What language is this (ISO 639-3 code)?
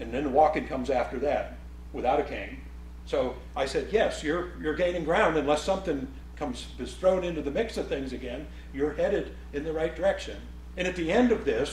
eng